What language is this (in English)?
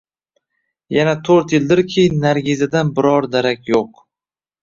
Uzbek